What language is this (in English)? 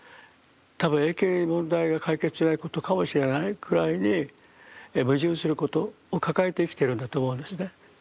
Japanese